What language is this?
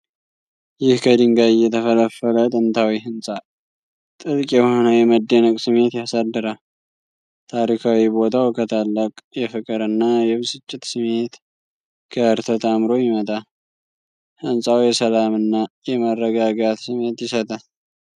Amharic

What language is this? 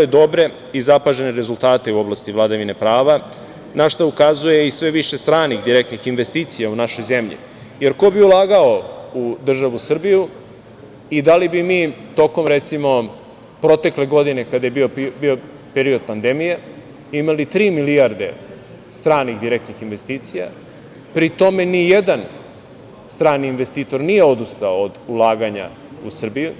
Serbian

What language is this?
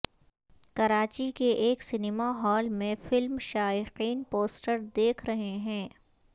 Urdu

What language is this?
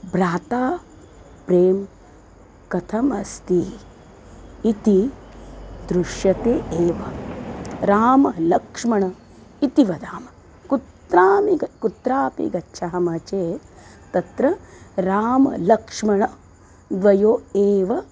Sanskrit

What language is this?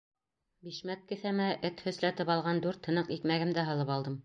Bashkir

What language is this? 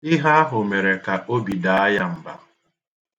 Igbo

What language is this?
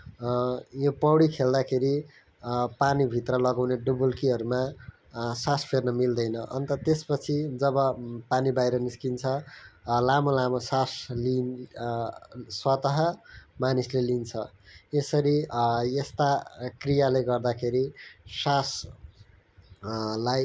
Nepali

